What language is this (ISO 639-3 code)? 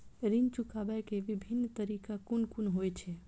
mai